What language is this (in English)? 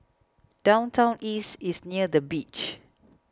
English